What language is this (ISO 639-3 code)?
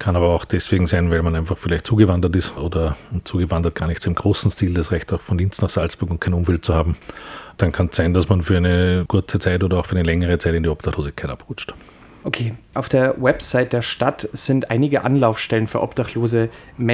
deu